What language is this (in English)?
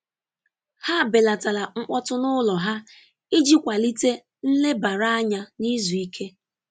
Igbo